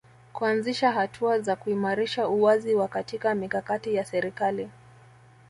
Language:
Swahili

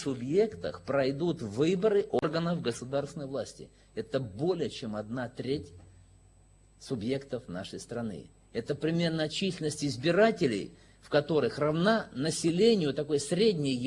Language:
Russian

